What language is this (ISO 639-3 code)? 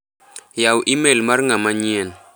luo